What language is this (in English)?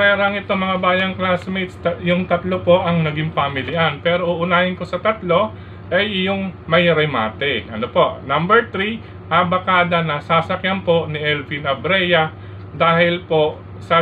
Filipino